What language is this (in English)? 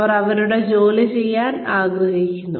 Malayalam